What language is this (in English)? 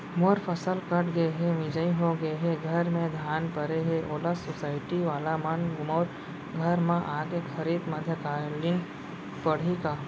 Chhattisgarhi